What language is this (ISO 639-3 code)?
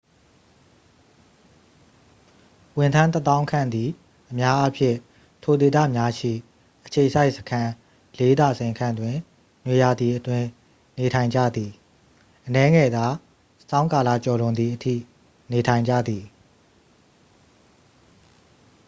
mya